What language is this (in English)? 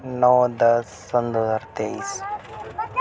Urdu